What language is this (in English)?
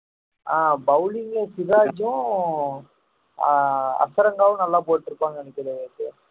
Tamil